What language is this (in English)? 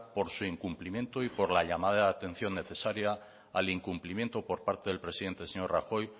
Spanish